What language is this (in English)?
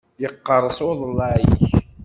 Kabyle